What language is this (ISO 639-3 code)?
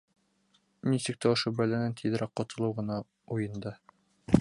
bak